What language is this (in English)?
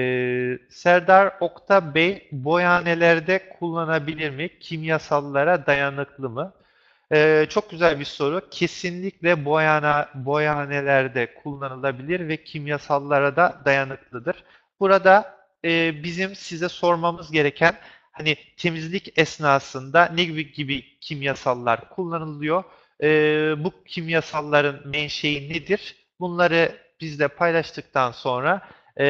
Turkish